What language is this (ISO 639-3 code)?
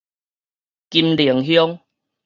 nan